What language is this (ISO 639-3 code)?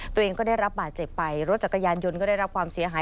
tha